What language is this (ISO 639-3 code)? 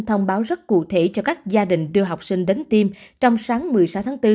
vie